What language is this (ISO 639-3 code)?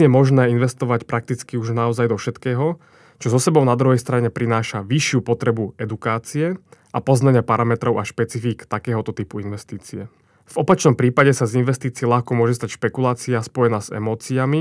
slk